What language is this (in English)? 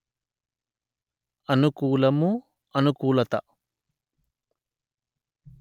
Telugu